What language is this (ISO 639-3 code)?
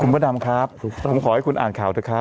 tha